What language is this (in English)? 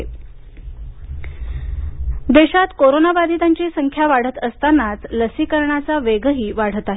Marathi